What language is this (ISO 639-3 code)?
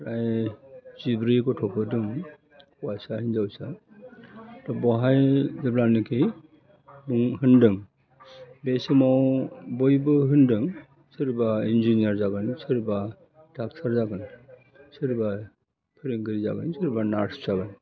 brx